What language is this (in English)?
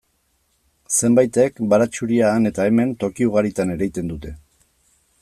Basque